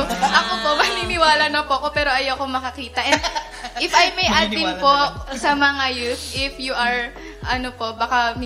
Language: Filipino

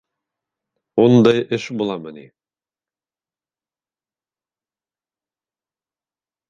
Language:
Bashkir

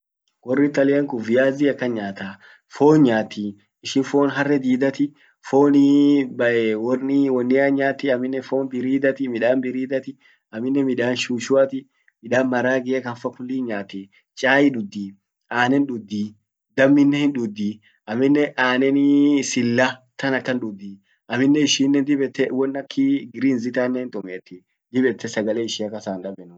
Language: Orma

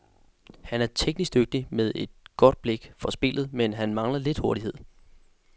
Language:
Danish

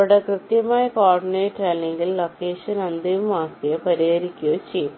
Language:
Malayalam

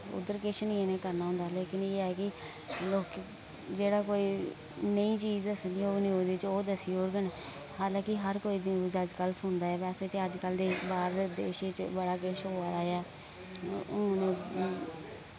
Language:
Dogri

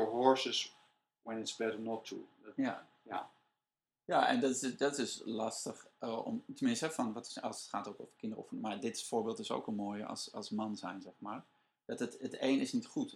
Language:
Dutch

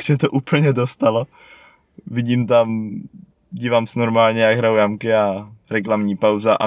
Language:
Czech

